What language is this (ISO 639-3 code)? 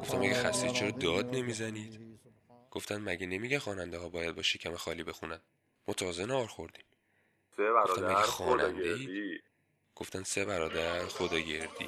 fas